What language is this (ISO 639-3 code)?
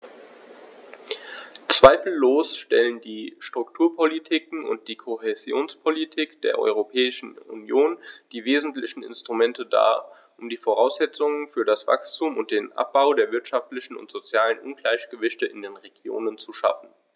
deu